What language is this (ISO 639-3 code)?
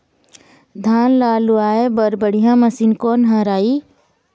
hne